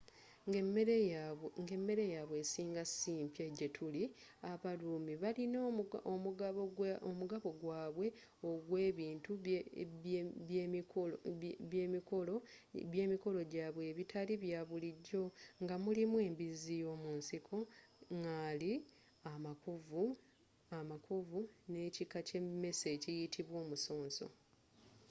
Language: Ganda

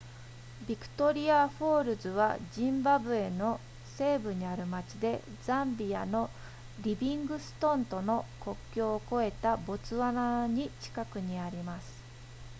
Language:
Japanese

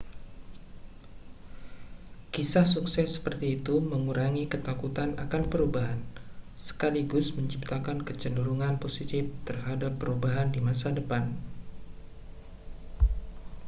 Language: Indonesian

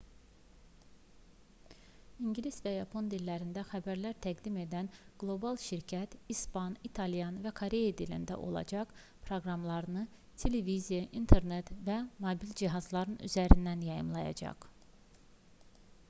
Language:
Azerbaijani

